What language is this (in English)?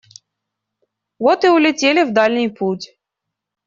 Russian